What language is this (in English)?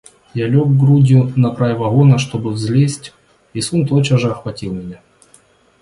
Russian